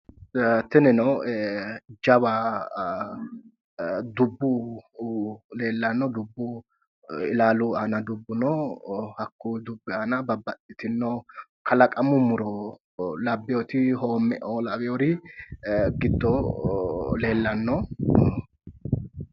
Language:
Sidamo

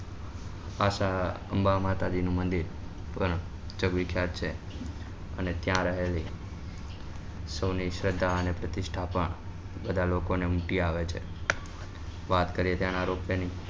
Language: Gujarati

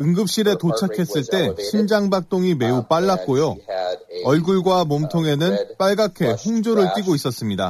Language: Korean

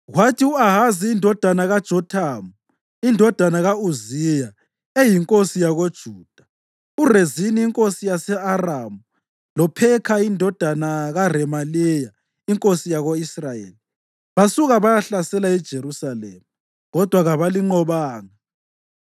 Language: North Ndebele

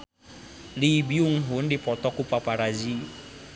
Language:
Sundanese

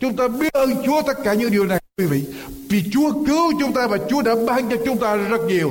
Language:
Vietnamese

